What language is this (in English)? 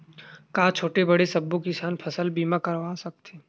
Chhattisgarhi